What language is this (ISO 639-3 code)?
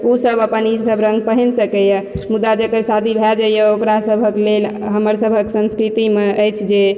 mai